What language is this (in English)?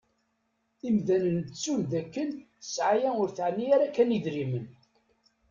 Kabyle